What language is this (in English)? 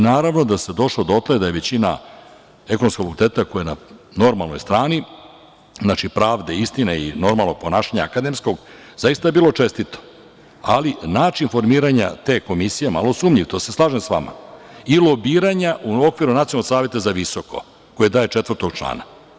Serbian